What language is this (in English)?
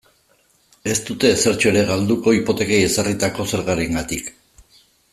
Basque